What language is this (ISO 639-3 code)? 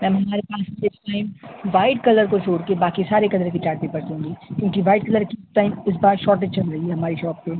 urd